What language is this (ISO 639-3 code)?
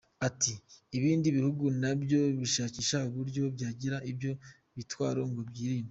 kin